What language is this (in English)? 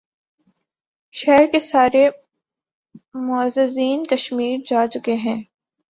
Urdu